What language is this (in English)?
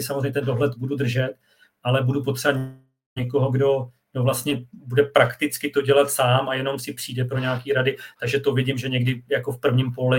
Czech